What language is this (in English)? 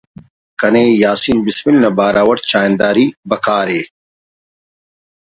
Brahui